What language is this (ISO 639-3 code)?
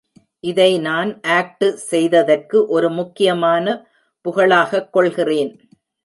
tam